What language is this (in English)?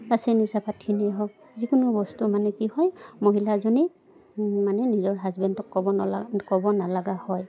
Assamese